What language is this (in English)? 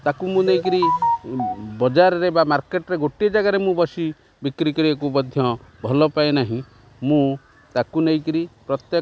Odia